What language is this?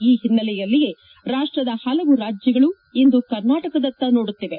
Kannada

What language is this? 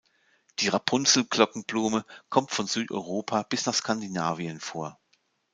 German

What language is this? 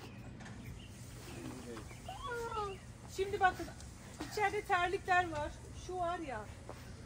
Turkish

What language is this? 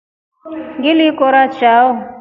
Rombo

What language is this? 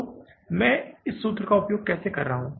Hindi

